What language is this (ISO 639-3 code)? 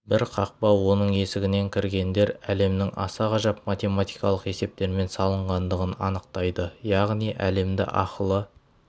kaz